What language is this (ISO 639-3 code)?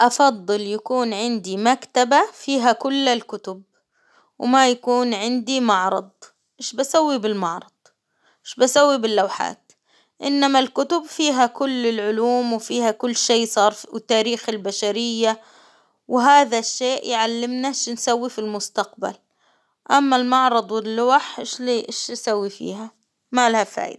acw